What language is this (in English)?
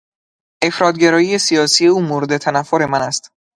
Persian